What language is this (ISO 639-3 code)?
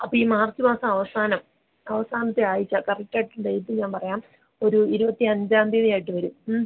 mal